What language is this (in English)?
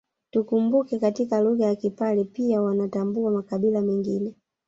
Swahili